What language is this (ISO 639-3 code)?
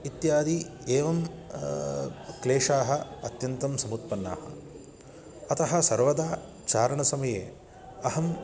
san